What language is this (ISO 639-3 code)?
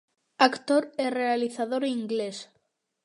glg